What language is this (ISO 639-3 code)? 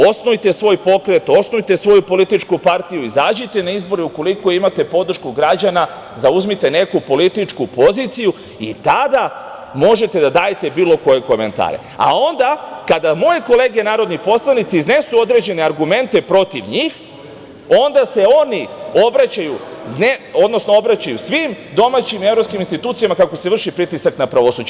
srp